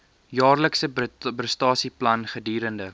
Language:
Afrikaans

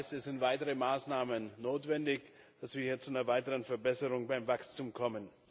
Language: German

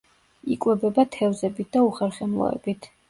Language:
Georgian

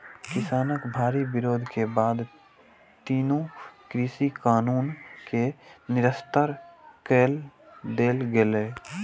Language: Maithili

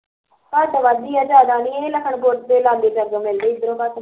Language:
Punjabi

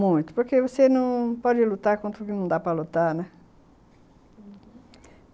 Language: Portuguese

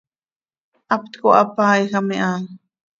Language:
Seri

